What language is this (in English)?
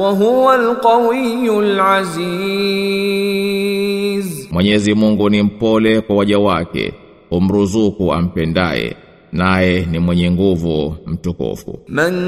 Swahili